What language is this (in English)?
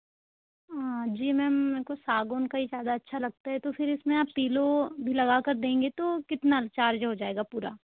Hindi